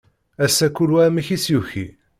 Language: Kabyle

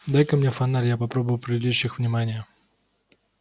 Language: Russian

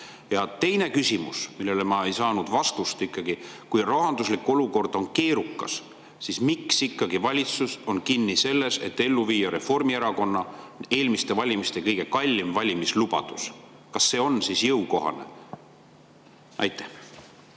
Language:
Estonian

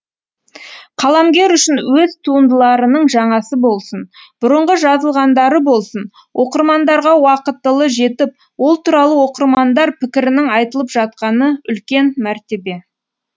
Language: Kazakh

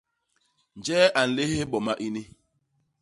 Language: Basaa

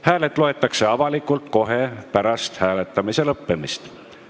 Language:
Estonian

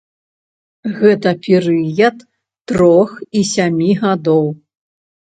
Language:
Belarusian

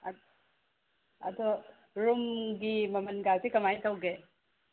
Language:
Manipuri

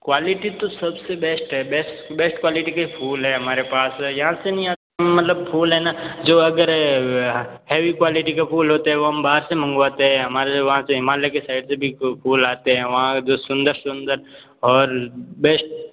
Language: Hindi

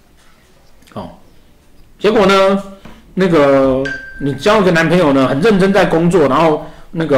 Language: Chinese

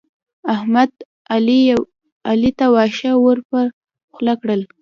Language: Pashto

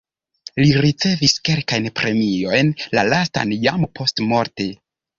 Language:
Esperanto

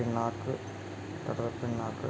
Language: Malayalam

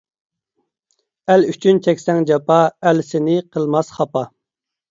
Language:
Uyghur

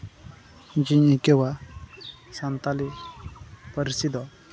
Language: Santali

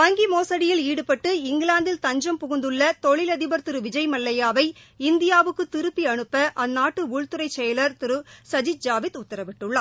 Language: Tamil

